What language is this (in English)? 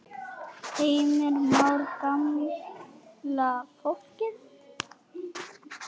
Icelandic